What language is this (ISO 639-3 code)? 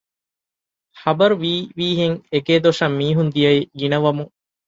div